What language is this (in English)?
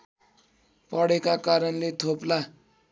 Nepali